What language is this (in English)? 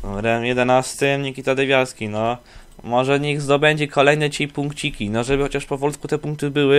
Polish